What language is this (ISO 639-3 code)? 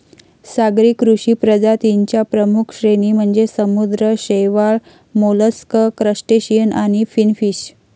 mar